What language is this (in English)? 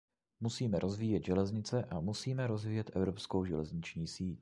Czech